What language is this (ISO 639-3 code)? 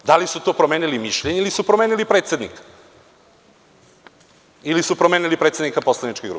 srp